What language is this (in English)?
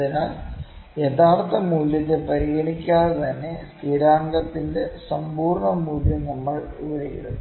Malayalam